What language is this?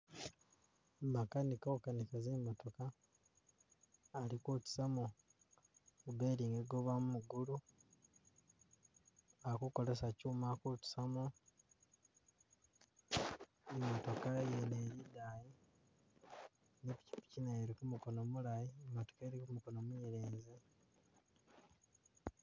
Masaaba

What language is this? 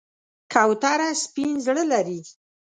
Pashto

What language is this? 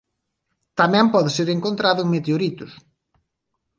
Galician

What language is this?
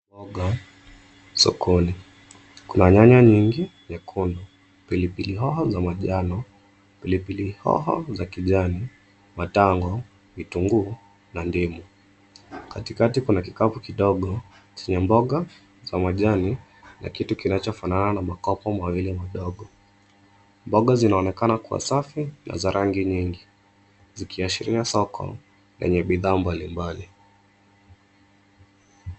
Swahili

